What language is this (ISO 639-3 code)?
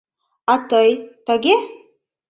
chm